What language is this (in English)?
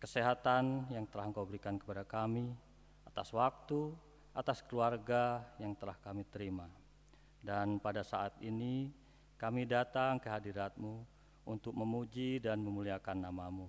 Indonesian